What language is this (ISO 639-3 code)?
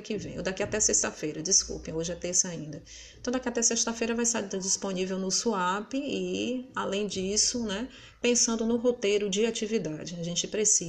por